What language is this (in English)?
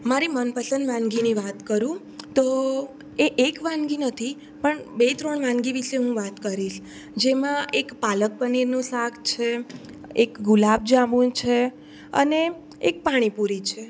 Gujarati